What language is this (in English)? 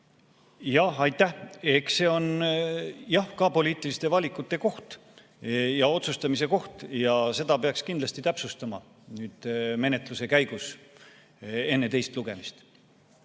Estonian